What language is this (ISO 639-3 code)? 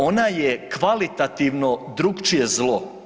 hrv